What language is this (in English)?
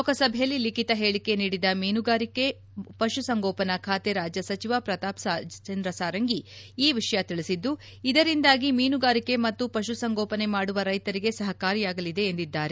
Kannada